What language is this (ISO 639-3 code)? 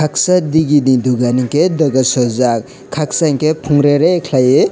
trp